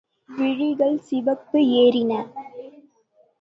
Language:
Tamil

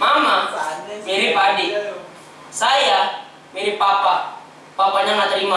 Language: Indonesian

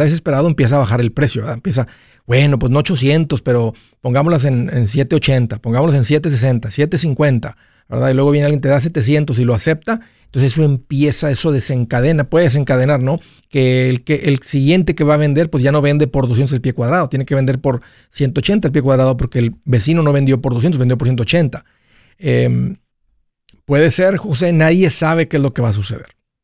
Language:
Spanish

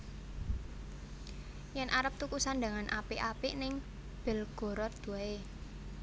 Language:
Javanese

